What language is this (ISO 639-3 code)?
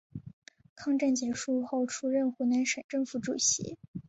zho